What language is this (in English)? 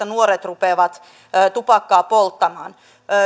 Finnish